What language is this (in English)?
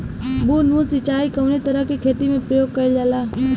Bhojpuri